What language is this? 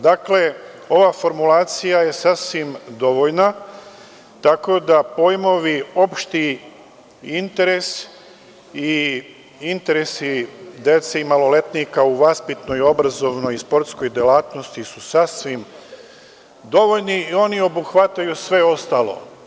Serbian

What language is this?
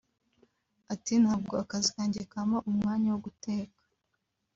Kinyarwanda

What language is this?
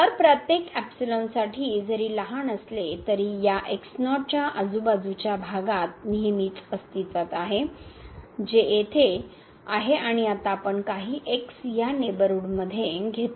Marathi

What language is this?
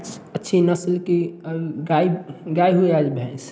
Hindi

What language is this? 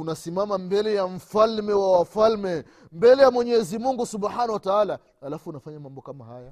Swahili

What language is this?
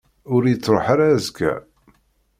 Kabyle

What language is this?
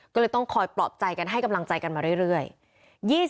Thai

